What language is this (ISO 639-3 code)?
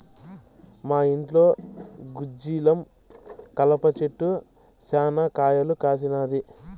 tel